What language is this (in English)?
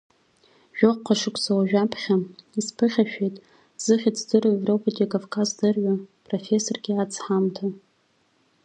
Abkhazian